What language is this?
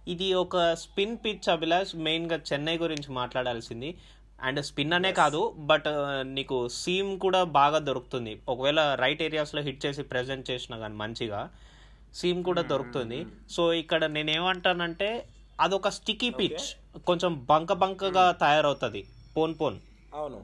Telugu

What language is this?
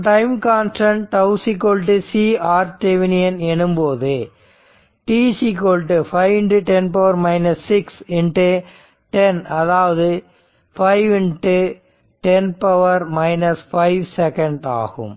Tamil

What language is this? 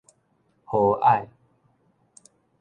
Min Nan Chinese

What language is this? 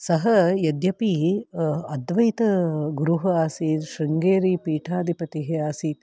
Sanskrit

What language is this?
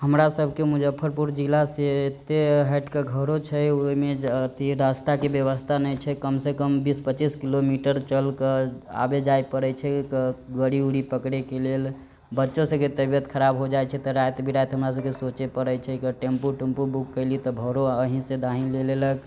Maithili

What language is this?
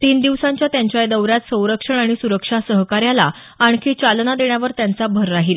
Marathi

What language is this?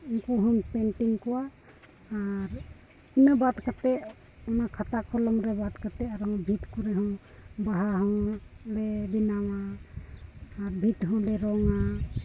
Santali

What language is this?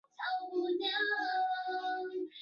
Chinese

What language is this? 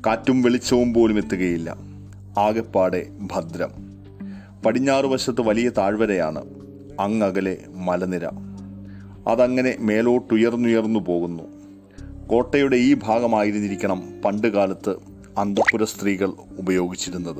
Malayalam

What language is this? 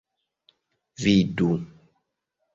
Esperanto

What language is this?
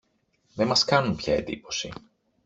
Greek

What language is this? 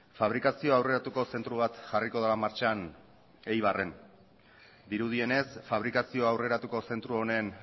Basque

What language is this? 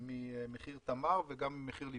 Hebrew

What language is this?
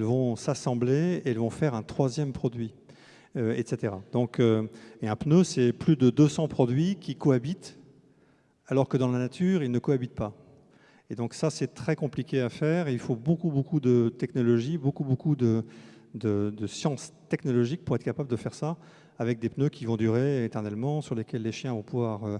French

